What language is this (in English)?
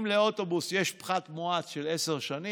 Hebrew